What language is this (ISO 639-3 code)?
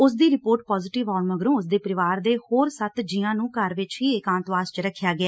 pan